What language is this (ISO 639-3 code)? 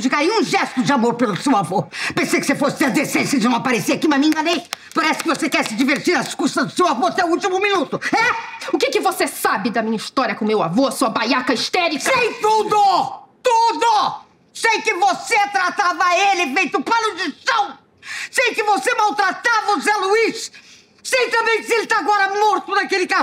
por